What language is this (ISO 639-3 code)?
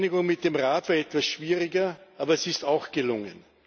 deu